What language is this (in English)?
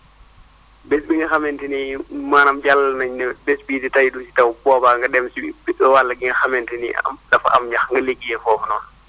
Wolof